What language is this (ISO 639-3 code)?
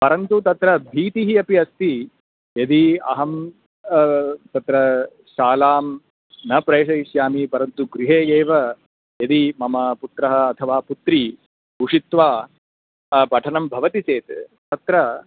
san